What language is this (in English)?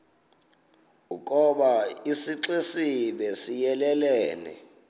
Xhosa